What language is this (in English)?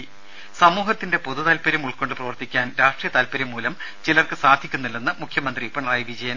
Malayalam